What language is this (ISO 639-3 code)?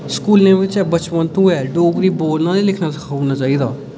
doi